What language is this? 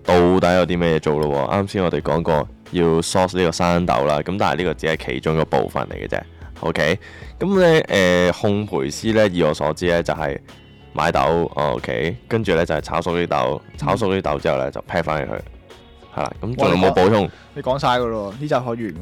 Chinese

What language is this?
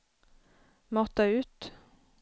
Swedish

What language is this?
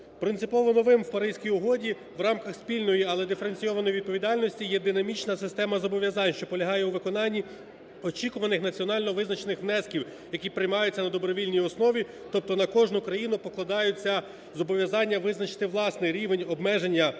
Ukrainian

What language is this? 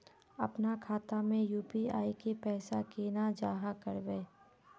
Magahi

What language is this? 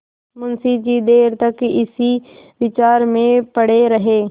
Hindi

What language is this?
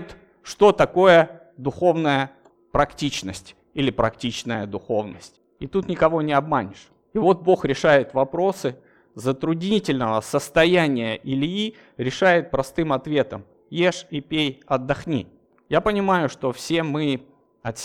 Russian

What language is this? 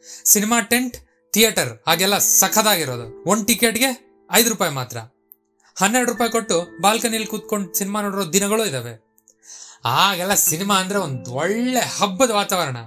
Kannada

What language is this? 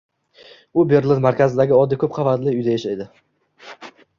Uzbek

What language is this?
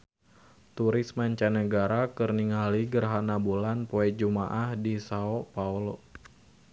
Sundanese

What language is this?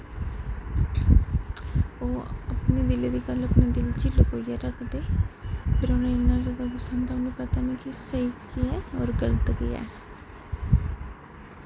Dogri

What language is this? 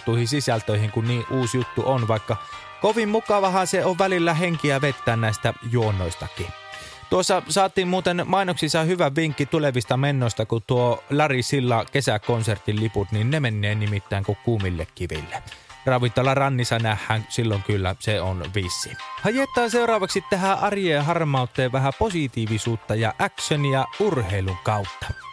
Finnish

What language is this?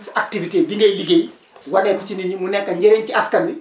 Wolof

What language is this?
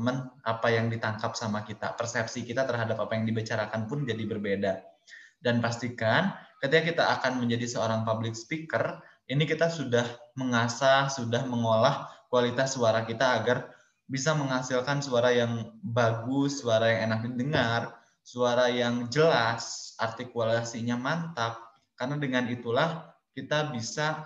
Indonesian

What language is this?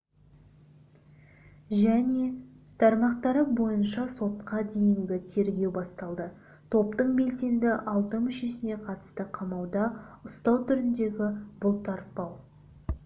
Kazakh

